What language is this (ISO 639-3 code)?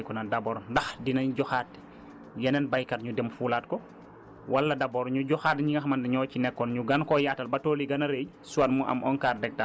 wol